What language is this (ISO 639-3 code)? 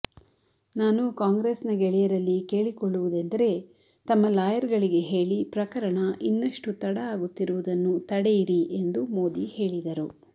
kan